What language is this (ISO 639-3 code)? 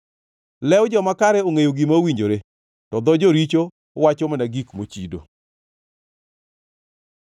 luo